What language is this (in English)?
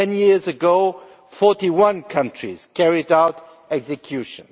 English